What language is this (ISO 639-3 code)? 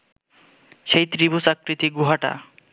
ben